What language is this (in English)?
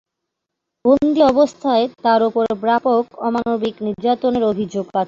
Bangla